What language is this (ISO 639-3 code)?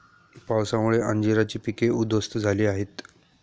mar